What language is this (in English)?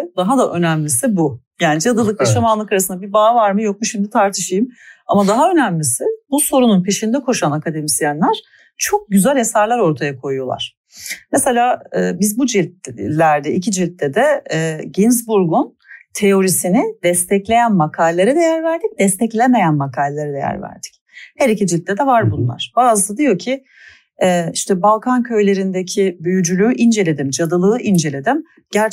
Turkish